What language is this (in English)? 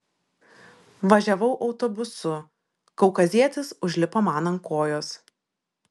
Lithuanian